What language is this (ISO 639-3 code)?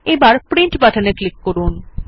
ben